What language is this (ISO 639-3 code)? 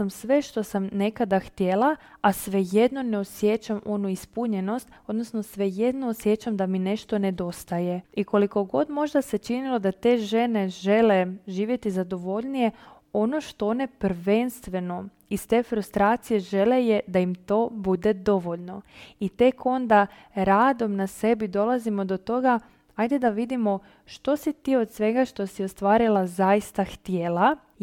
hrv